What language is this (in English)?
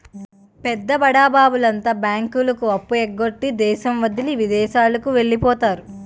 Telugu